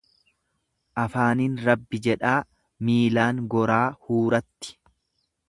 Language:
Oromo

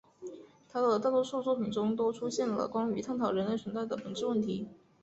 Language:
Chinese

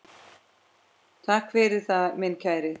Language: Icelandic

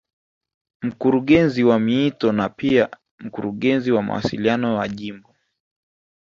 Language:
Swahili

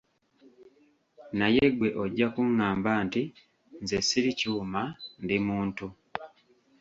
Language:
Ganda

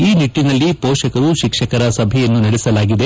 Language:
Kannada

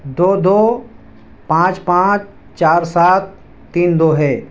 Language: Urdu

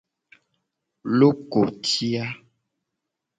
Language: Gen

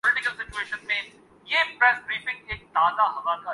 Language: Urdu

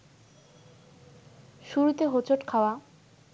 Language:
Bangla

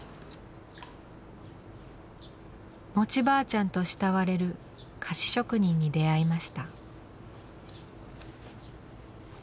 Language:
Japanese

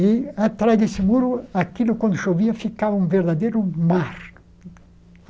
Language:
Portuguese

